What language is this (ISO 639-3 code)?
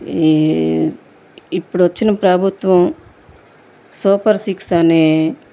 tel